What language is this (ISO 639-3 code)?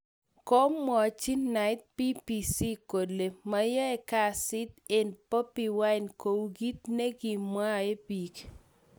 kln